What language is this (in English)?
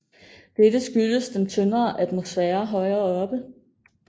Danish